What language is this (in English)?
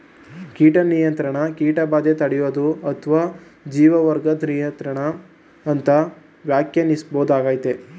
Kannada